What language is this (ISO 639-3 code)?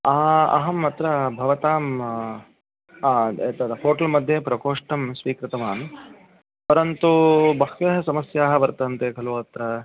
san